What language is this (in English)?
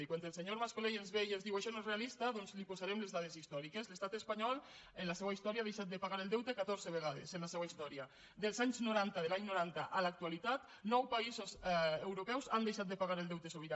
Catalan